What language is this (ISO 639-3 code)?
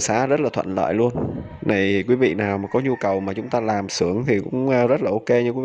vie